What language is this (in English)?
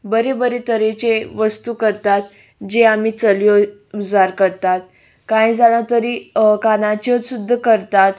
Konkani